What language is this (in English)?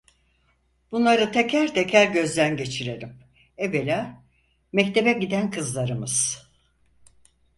Turkish